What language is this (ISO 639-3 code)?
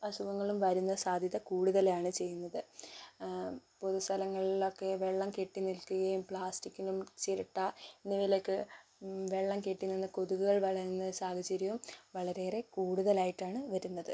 mal